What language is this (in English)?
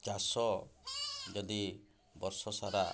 Odia